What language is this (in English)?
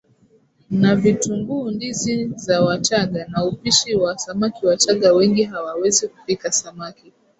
Swahili